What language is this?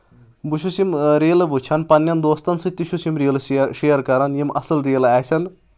Kashmiri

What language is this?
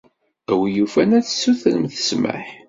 Kabyle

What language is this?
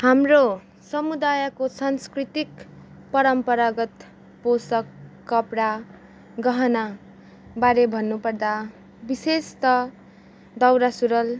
Nepali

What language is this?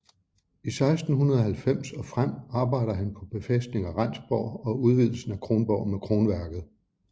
Danish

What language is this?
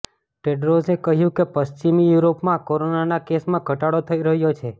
Gujarati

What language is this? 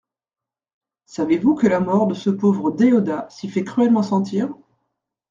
French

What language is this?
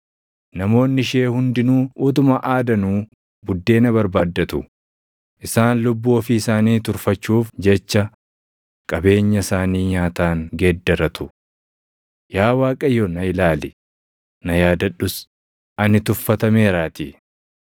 Oromo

